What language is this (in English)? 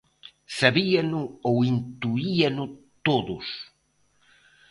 Galician